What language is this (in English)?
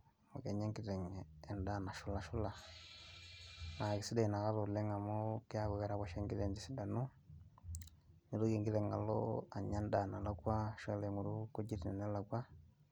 Masai